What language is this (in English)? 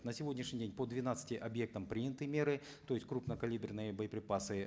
Kazakh